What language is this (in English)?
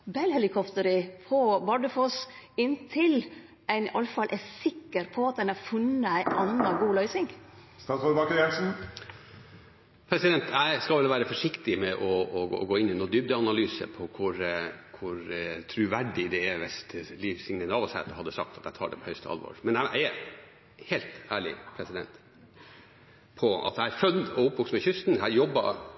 Norwegian